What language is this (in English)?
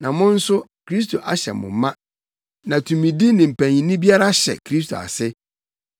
Akan